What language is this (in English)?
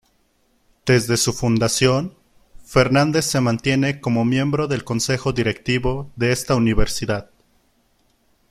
Spanish